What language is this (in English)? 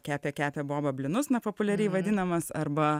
Lithuanian